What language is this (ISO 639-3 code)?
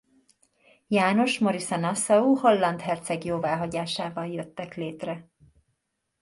hun